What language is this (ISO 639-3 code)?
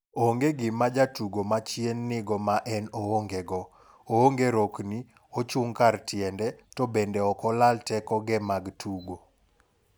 luo